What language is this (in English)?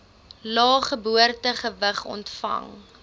Afrikaans